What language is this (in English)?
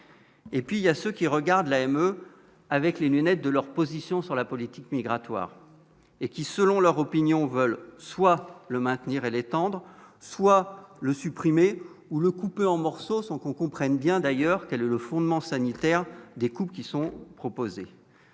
French